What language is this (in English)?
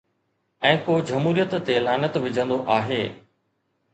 Sindhi